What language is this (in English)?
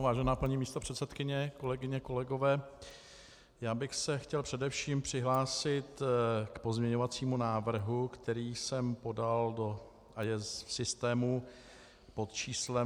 Czech